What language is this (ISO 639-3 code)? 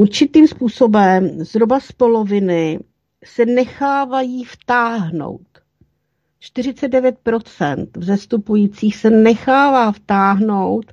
ces